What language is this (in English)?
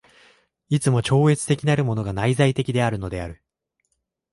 Japanese